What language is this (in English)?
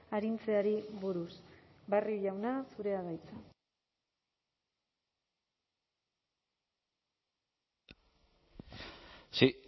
Basque